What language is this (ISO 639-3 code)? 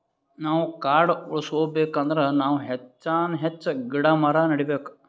kan